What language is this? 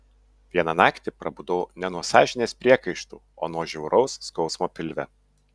Lithuanian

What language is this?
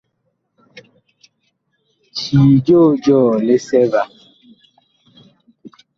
Bakoko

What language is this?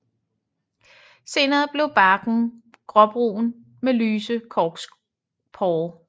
Danish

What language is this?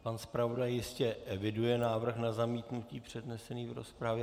Czech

